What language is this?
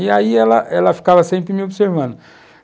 Portuguese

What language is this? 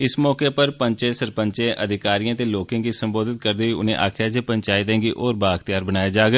Dogri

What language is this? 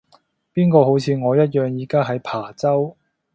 Cantonese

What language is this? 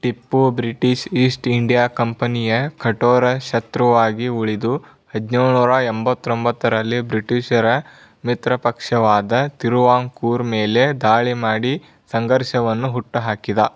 Kannada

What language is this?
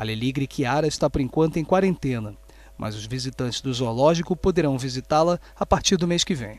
Portuguese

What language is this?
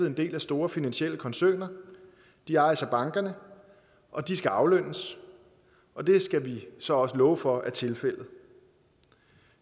Danish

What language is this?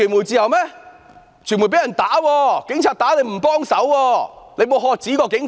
Cantonese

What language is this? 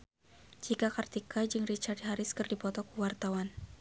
Sundanese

